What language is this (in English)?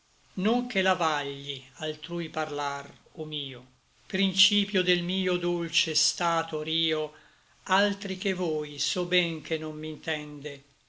Italian